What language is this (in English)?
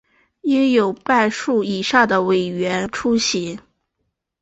Chinese